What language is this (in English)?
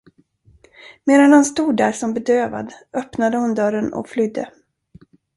Swedish